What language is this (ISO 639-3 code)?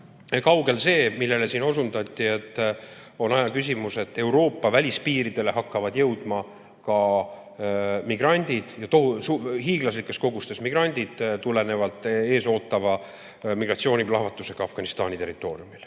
est